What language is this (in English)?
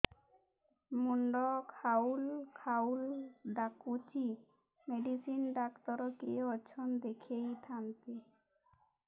Odia